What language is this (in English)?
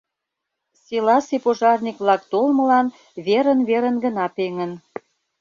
Mari